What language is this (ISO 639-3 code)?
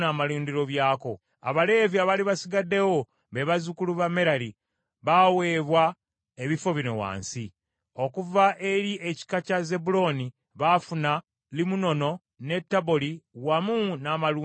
lug